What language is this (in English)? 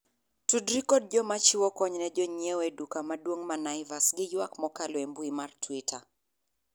Luo (Kenya and Tanzania)